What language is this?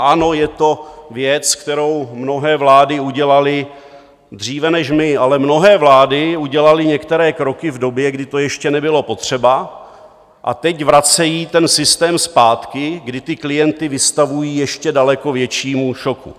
Czech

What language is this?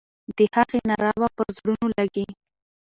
Pashto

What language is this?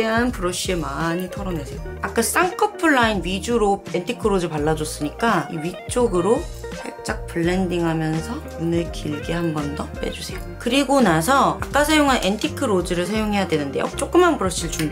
Korean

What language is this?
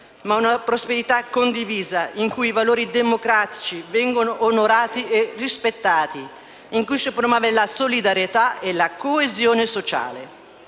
Italian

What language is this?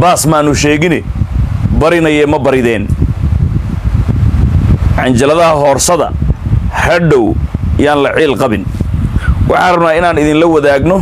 Arabic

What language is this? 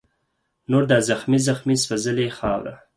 Pashto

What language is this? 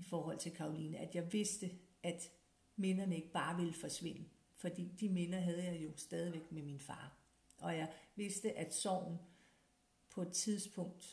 Danish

